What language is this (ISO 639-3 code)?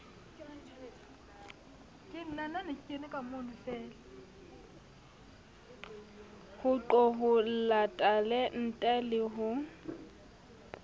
sot